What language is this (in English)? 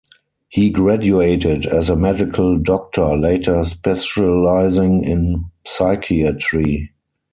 English